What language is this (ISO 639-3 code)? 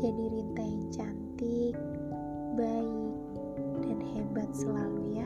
ind